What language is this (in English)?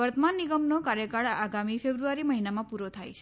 Gujarati